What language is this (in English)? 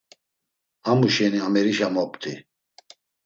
Laz